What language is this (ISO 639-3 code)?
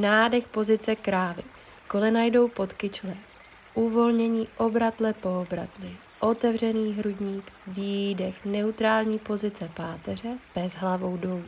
ces